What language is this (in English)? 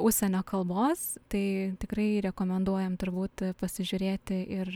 Lithuanian